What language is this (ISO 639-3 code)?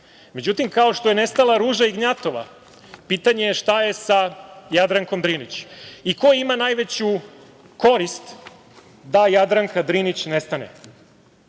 srp